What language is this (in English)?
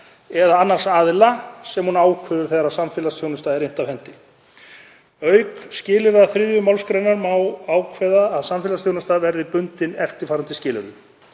Icelandic